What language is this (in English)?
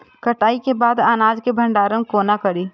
Maithili